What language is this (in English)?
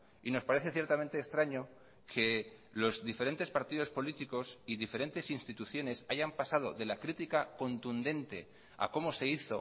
Spanish